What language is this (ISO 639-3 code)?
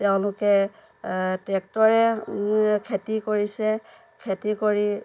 asm